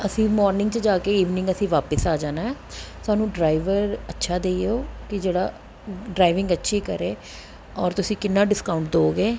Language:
Punjabi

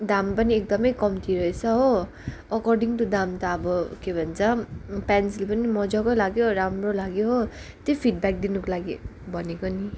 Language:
Nepali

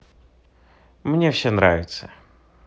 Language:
Russian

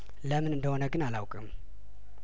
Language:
Amharic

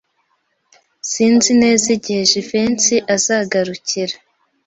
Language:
Kinyarwanda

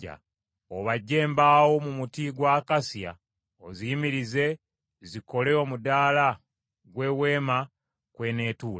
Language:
Ganda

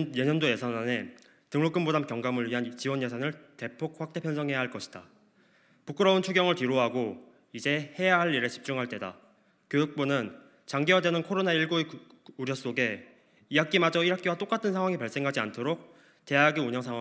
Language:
Korean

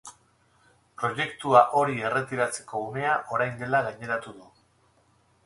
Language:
Basque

